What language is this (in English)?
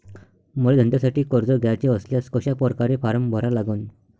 Marathi